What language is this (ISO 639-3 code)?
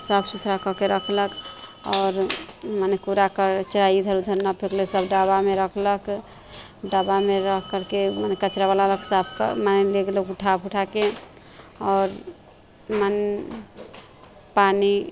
mai